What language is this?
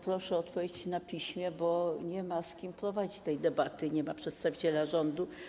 Polish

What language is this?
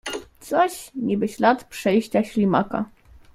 Polish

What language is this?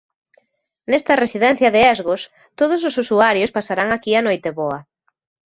Galician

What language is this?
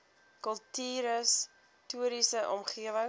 Afrikaans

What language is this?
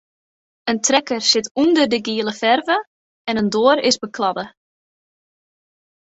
Western Frisian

